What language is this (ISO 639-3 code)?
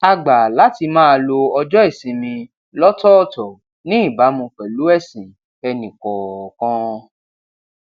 yor